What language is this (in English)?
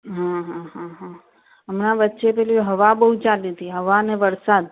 Gujarati